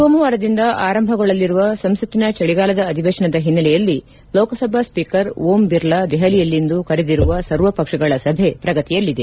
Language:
Kannada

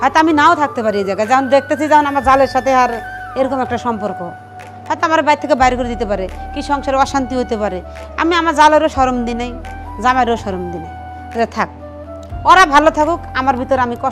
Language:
Arabic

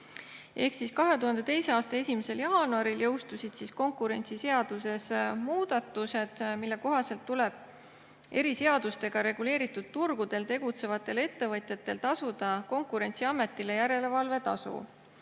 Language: Estonian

